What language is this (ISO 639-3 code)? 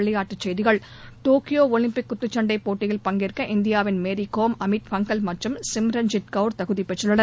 tam